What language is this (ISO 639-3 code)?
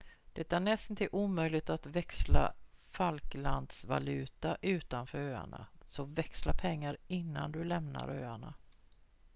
swe